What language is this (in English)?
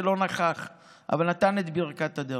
Hebrew